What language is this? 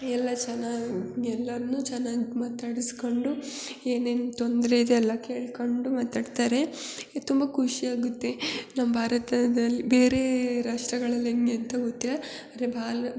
Kannada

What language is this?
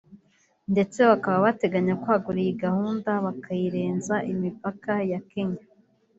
Kinyarwanda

